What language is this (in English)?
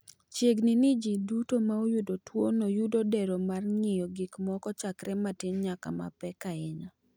Luo (Kenya and Tanzania)